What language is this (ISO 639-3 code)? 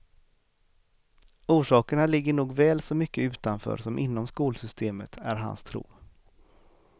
swe